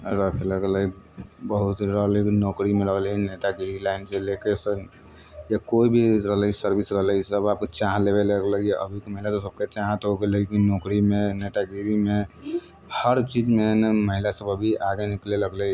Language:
Maithili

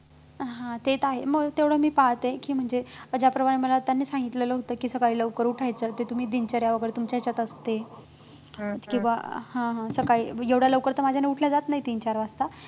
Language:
Marathi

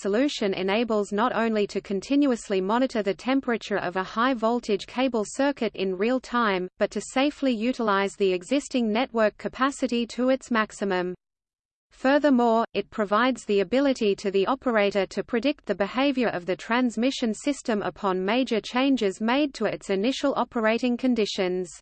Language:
English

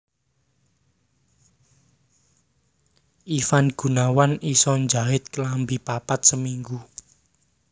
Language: Javanese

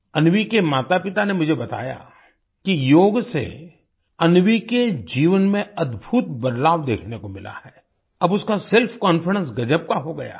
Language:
Hindi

